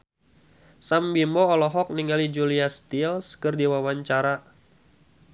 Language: Sundanese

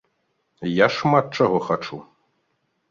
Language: Belarusian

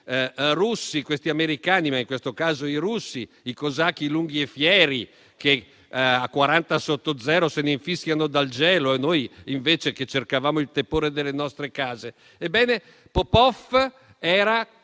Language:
Italian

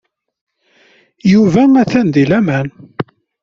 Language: Kabyle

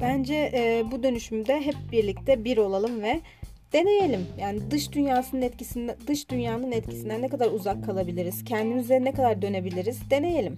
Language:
Turkish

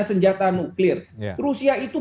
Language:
Indonesian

